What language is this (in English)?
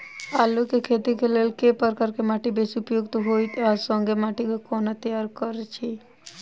Maithili